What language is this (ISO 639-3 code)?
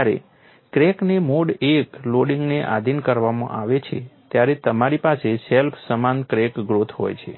guj